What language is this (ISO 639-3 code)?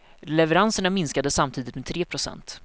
swe